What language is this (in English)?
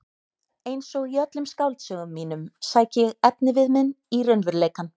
Icelandic